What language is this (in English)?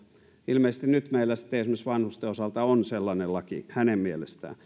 Finnish